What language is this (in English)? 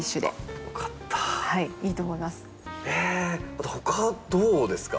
Japanese